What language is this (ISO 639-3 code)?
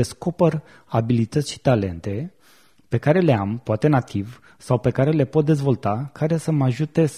ron